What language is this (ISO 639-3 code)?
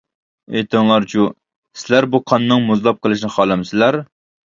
uig